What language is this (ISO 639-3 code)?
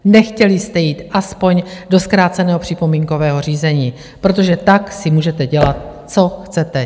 ces